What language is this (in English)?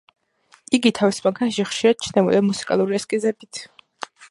Georgian